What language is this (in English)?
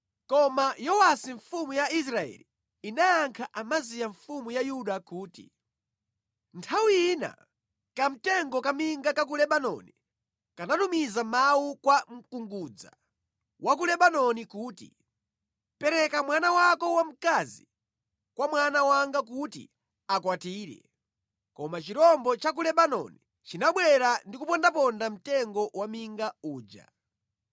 Nyanja